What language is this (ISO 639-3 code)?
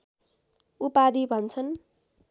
nep